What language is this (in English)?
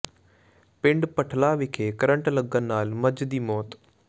Punjabi